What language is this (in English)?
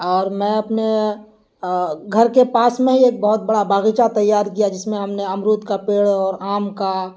Urdu